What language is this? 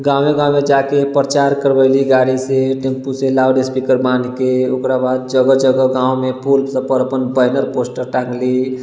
Maithili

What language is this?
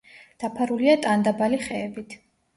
Georgian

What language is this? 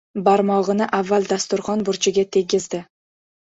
Uzbek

